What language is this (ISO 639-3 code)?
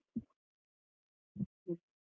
kan